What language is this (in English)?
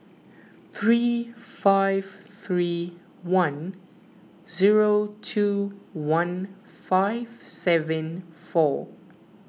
English